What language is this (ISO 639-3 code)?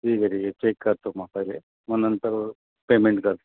mar